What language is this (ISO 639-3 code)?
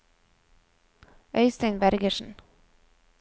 nor